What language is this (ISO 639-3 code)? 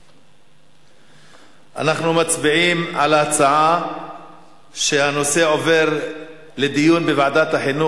heb